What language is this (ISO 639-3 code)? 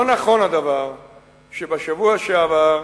heb